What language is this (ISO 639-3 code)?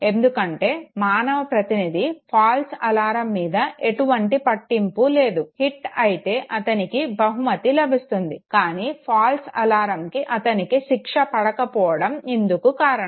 tel